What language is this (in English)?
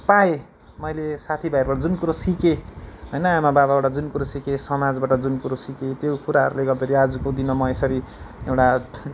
Nepali